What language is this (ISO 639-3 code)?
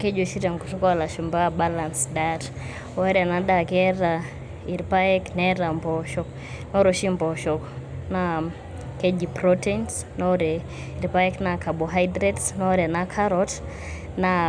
mas